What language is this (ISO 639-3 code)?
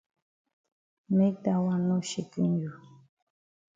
wes